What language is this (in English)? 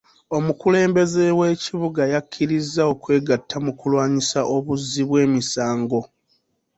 Ganda